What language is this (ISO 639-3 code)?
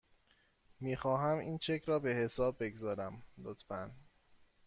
fas